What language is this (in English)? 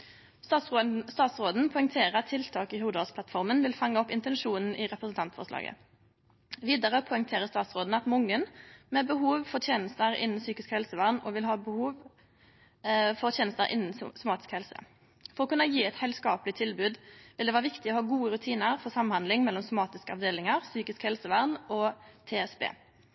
Norwegian Nynorsk